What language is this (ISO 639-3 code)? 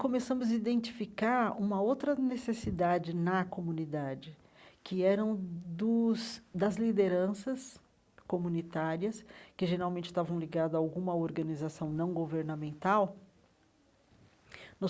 por